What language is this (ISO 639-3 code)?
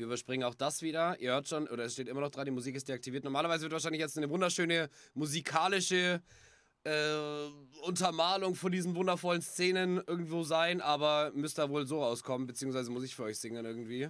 deu